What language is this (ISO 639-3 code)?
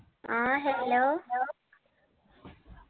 mal